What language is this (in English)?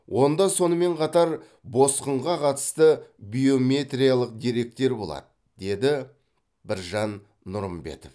Kazakh